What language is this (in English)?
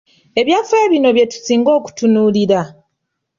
Ganda